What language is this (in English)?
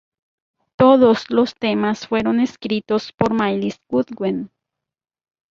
Spanish